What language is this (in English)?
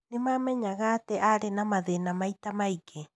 Kikuyu